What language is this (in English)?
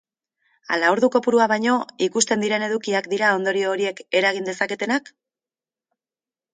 Basque